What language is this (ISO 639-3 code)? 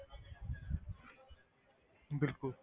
pan